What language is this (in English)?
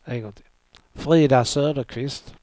Swedish